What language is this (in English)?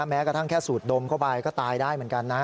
Thai